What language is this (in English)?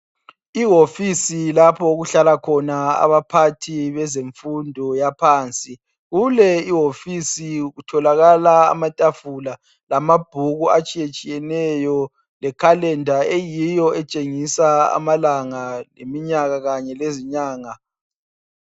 North Ndebele